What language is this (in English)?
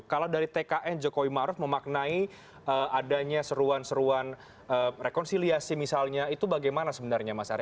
Indonesian